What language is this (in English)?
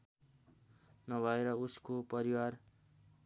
Nepali